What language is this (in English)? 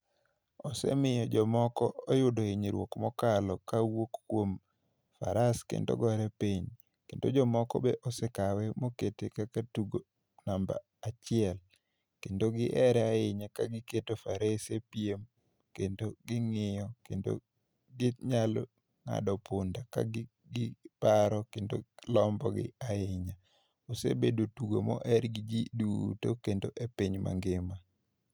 Luo (Kenya and Tanzania)